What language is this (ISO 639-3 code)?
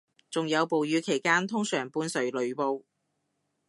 yue